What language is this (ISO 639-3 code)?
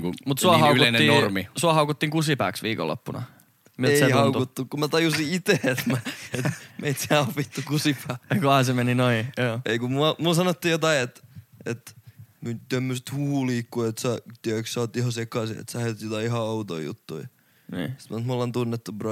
fin